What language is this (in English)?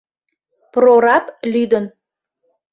Mari